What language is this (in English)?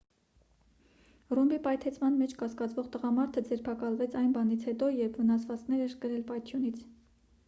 Armenian